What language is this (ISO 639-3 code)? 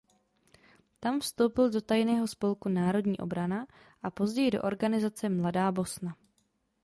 ces